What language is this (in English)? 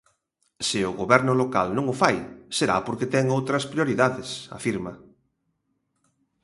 Galician